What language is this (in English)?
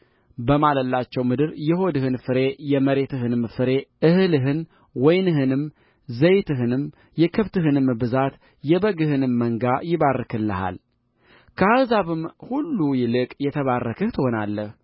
Amharic